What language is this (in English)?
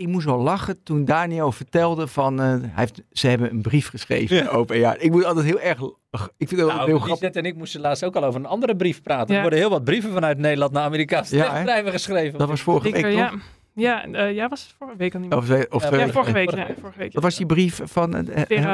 Dutch